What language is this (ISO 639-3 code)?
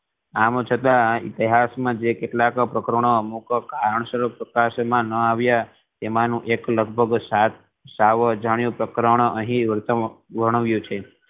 guj